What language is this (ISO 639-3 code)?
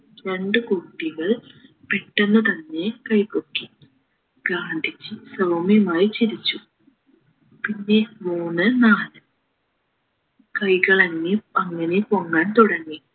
mal